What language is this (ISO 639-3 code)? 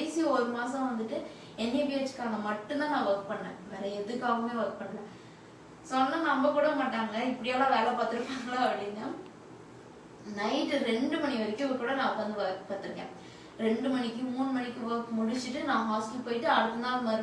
eng